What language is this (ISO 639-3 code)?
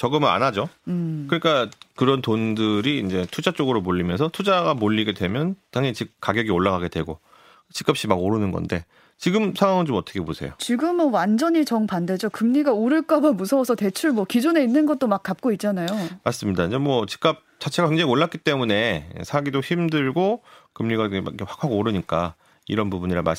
kor